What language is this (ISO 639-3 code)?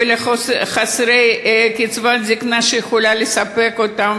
heb